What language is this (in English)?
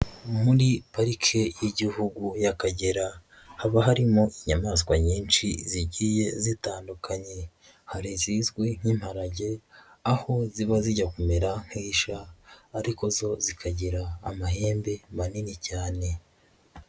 Kinyarwanda